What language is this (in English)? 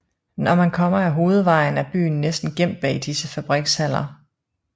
Danish